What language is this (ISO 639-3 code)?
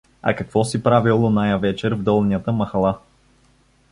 bul